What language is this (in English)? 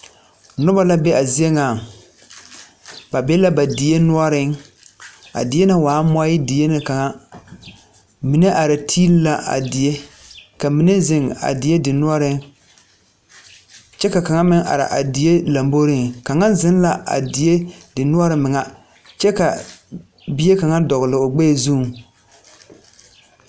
Southern Dagaare